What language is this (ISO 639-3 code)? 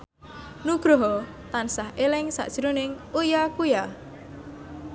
jav